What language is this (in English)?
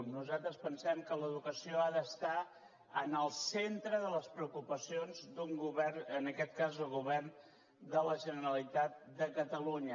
Catalan